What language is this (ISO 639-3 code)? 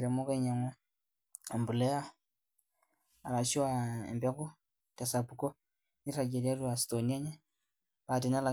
mas